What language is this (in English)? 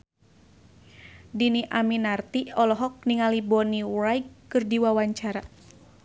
Sundanese